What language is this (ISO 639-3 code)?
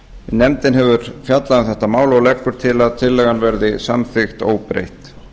isl